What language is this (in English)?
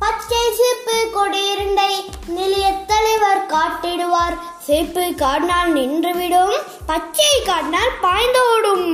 Tamil